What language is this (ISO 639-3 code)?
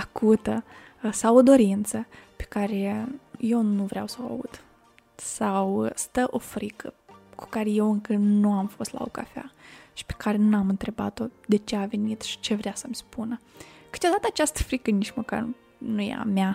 ron